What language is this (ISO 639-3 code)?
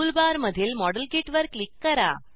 mar